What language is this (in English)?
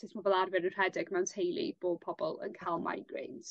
Welsh